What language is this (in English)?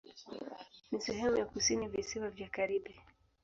Swahili